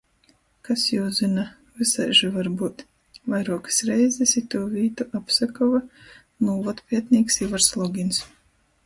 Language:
Latgalian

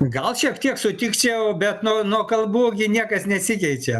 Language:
Lithuanian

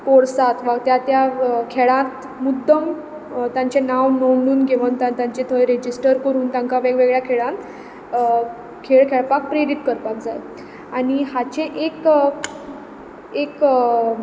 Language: Konkani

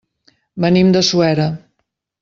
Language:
Catalan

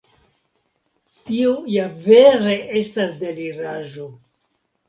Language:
Esperanto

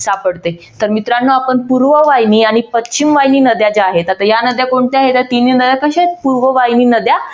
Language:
Marathi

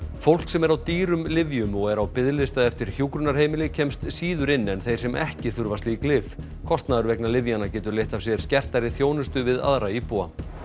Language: Icelandic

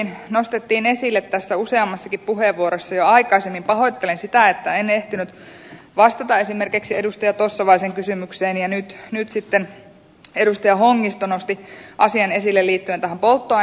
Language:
Finnish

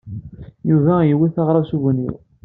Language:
Kabyle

